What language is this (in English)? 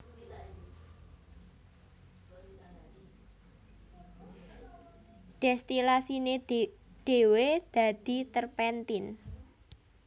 Javanese